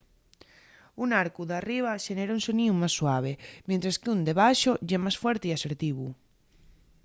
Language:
Asturian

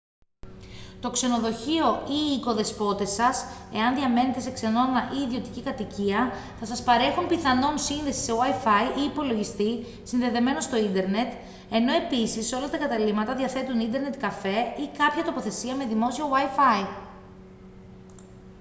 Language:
Greek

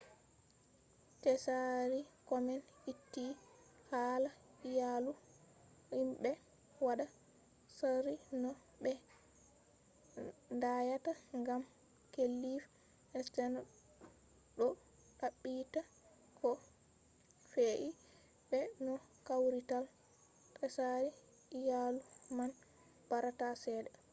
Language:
Fula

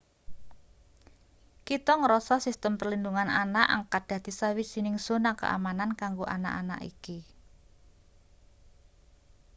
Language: Javanese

